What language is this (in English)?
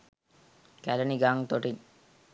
Sinhala